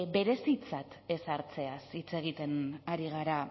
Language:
Basque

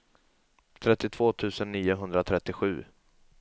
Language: Swedish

